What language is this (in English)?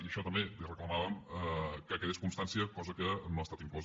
Catalan